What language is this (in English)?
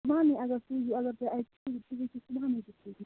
Kashmiri